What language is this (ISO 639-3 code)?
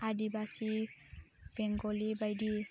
brx